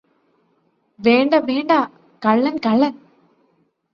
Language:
Malayalam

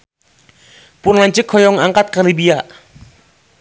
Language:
Sundanese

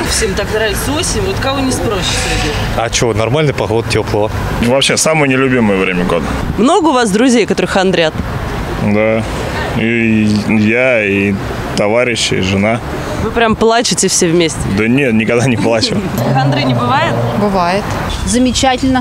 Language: Russian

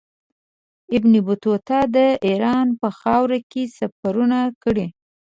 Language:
Pashto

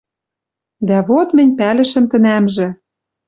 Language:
Western Mari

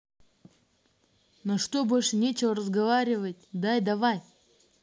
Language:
Russian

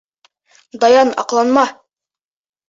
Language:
Bashkir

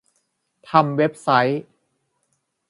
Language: Thai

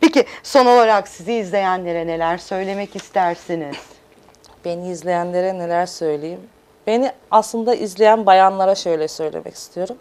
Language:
Turkish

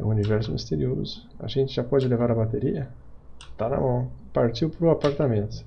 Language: Portuguese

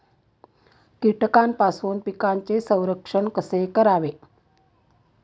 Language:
Marathi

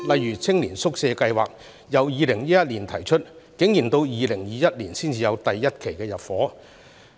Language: Cantonese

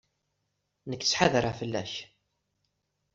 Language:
Kabyle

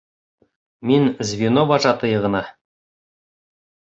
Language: Bashkir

